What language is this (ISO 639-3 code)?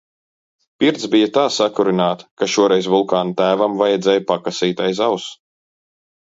lav